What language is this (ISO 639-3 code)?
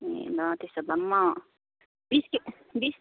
nep